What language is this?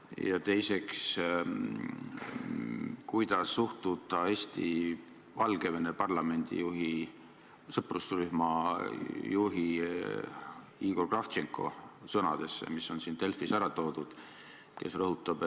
Estonian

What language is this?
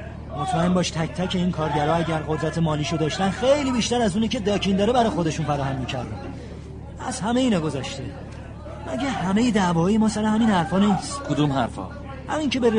Persian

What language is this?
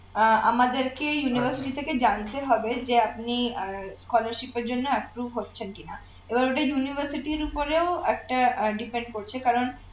Bangla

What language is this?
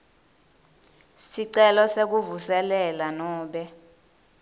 Swati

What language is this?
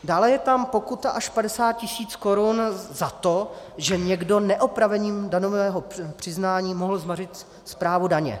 Czech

